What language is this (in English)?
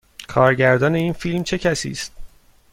Persian